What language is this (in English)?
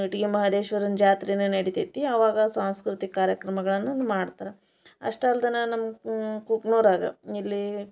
Kannada